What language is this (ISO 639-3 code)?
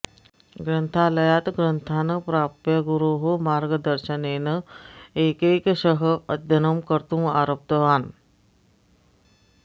san